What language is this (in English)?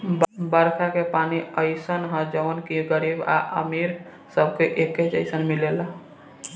Bhojpuri